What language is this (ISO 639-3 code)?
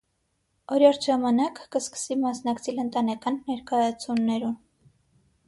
hye